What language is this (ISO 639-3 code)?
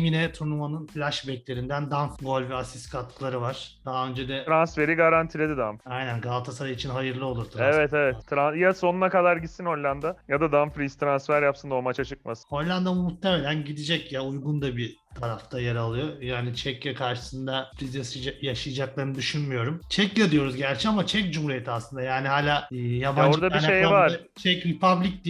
tur